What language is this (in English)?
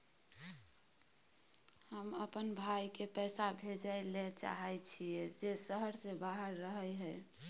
Maithili